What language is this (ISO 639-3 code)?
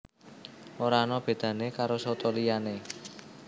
jav